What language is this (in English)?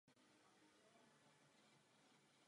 Czech